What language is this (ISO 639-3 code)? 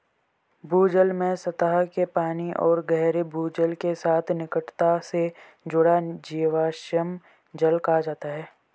hin